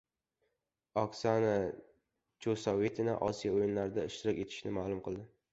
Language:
Uzbek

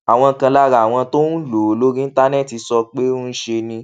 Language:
Yoruba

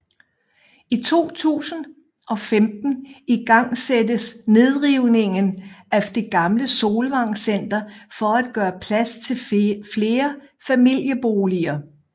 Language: Danish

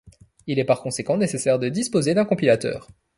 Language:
French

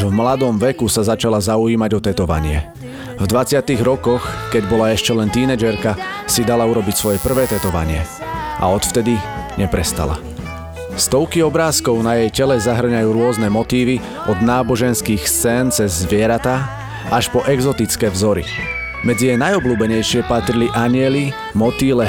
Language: Slovak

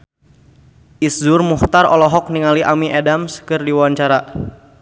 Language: Sundanese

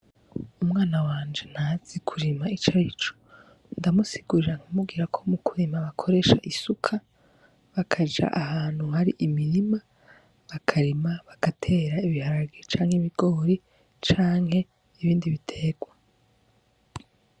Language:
Rundi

